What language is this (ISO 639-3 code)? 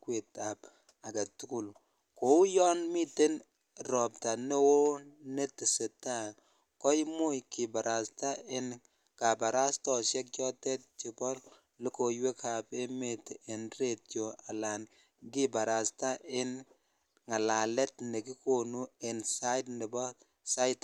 kln